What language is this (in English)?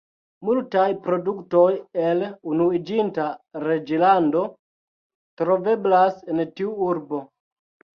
Esperanto